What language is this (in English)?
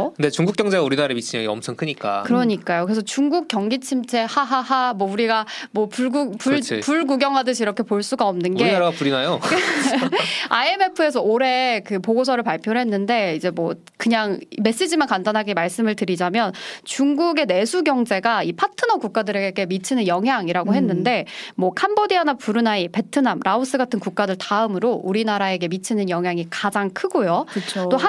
Korean